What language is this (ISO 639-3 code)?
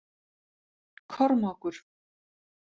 isl